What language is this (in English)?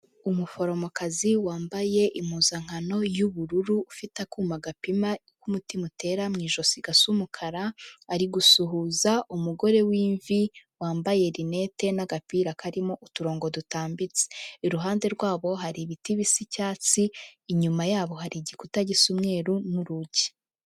Kinyarwanda